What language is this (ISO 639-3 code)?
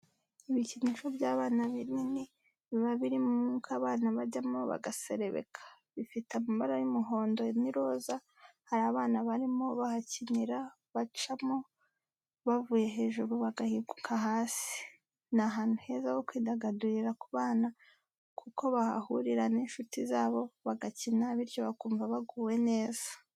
kin